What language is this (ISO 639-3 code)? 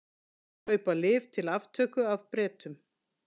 isl